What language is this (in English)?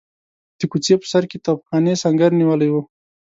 Pashto